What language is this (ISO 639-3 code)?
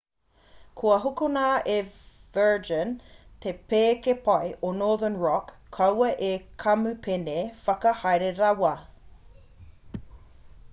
mri